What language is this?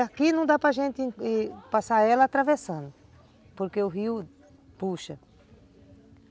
Portuguese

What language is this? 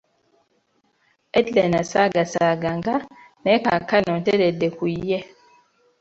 Ganda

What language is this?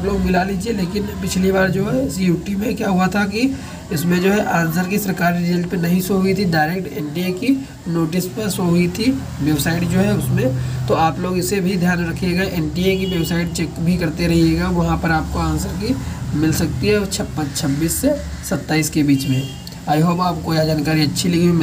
Hindi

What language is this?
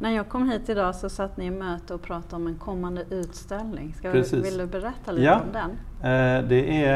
Swedish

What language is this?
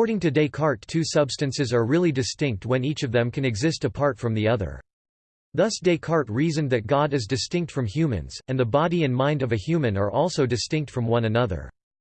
English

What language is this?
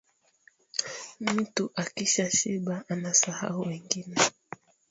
Swahili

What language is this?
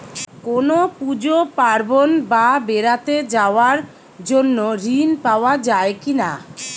Bangla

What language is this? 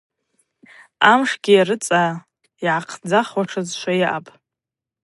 Abaza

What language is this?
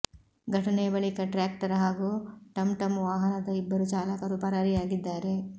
Kannada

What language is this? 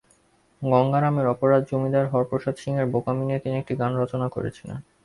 Bangla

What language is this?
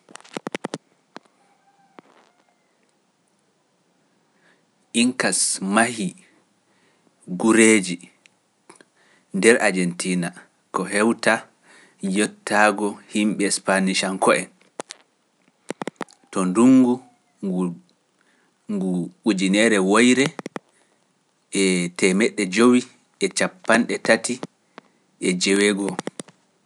Pular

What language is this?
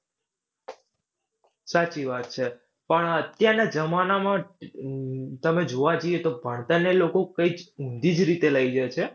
Gujarati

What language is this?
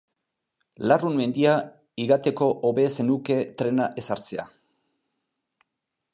Basque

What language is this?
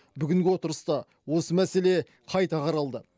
Kazakh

